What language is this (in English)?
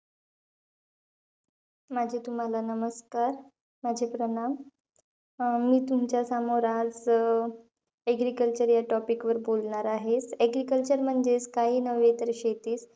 Marathi